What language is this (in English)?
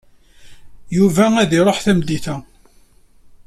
Kabyle